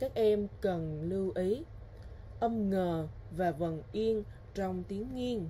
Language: Vietnamese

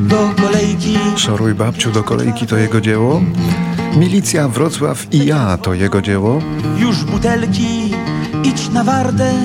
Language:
Polish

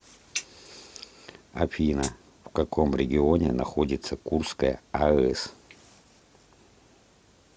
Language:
Russian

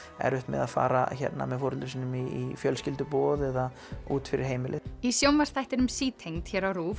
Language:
Icelandic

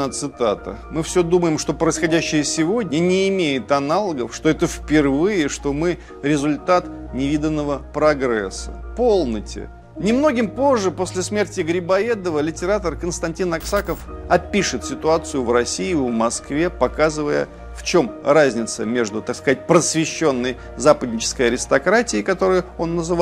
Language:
Russian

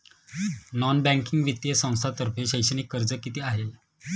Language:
Marathi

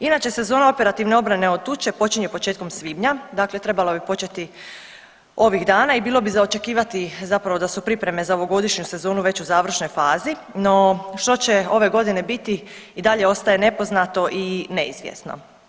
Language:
Croatian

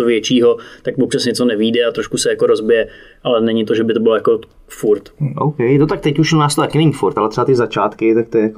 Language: Czech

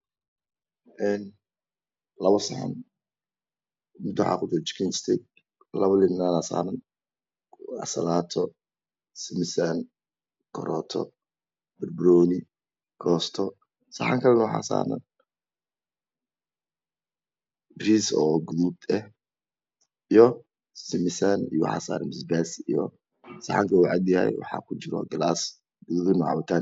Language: Somali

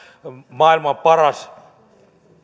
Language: Finnish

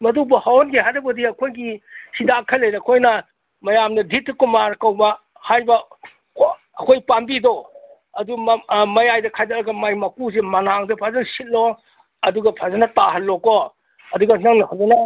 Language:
Manipuri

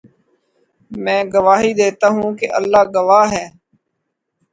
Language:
Urdu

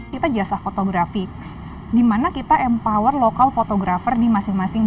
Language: Indonesian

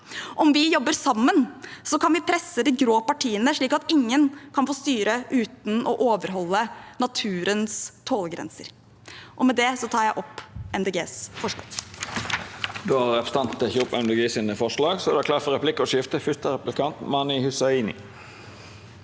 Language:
Norwegian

